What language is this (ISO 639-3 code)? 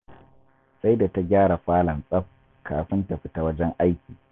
hau